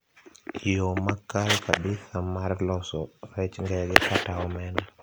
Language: Luo (Kenya and Tanzania)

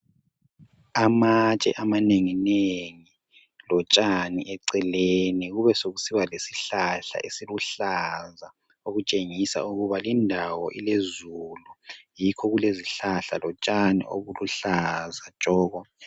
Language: North Ndebele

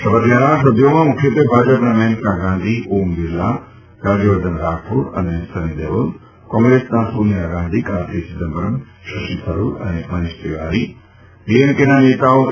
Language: Gujarati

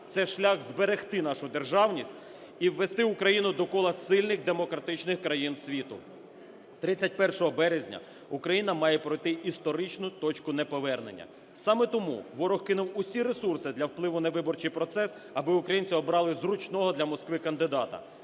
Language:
Ukrainian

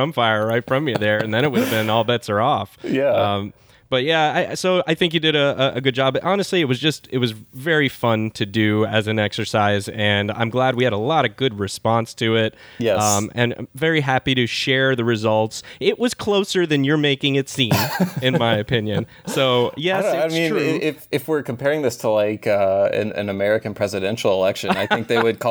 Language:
English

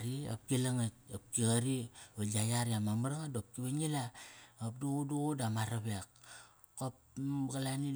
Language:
Kairak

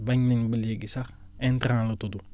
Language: Wolof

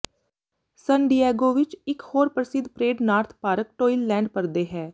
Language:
Punjabi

